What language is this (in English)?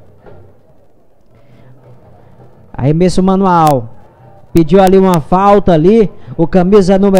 Portuguese